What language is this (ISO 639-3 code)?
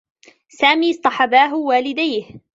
ara